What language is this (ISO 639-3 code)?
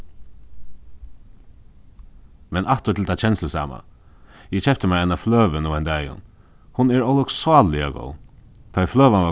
fao